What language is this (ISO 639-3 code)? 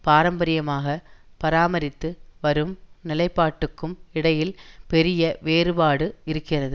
tam